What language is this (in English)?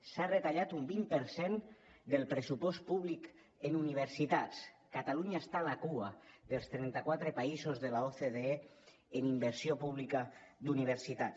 Catalan